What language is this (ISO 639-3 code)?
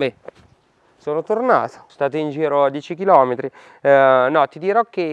ita